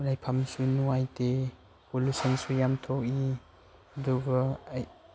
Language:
Manipuri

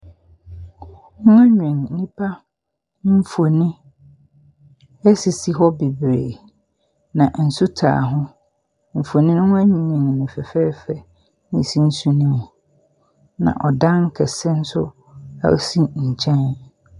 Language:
Akan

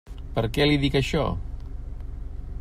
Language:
Catalan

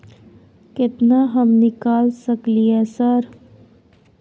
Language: Maithili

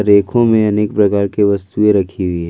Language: Hindi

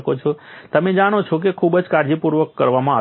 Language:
Gujarati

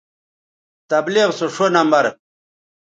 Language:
Bateri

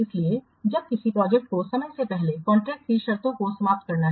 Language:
Hindi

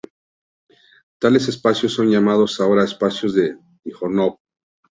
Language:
Spanish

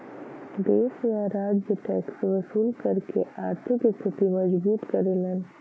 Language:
Bhojpuri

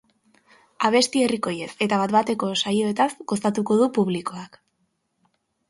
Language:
Basque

